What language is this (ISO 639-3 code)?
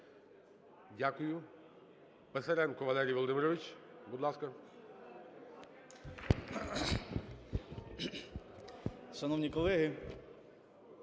ukr